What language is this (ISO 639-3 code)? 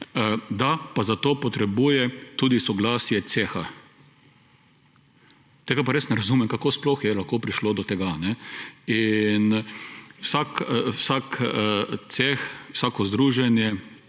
slv